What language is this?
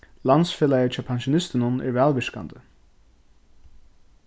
Faroese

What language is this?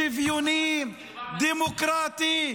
Hebrew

